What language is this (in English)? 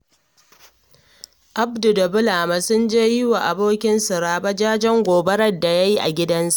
Hausa